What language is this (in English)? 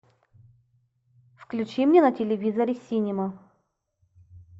Russian